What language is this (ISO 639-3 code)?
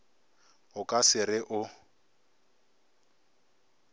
nso